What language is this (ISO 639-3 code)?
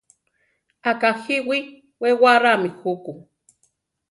tar